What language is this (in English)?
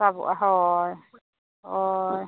Santali